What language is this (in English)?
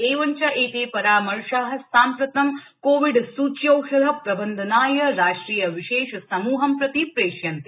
Sanskrit